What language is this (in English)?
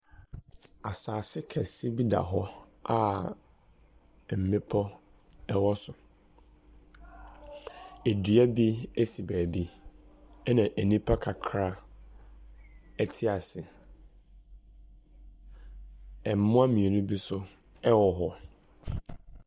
Akan